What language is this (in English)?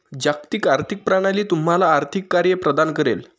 Marathi